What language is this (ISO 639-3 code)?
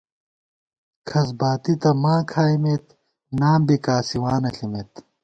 gwt